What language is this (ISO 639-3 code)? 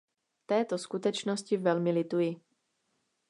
ces